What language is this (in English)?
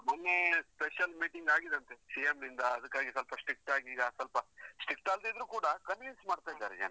Kannada